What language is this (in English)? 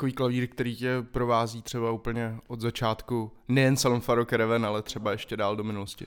Czech